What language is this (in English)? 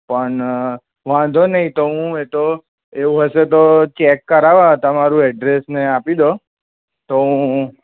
Gujarati